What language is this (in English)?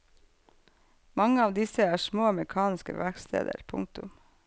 Norwegian